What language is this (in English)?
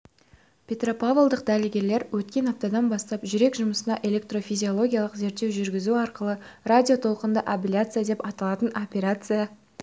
Kazakh